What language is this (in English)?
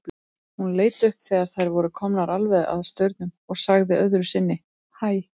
Icelandic